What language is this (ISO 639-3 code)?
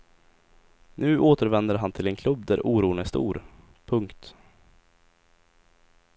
swe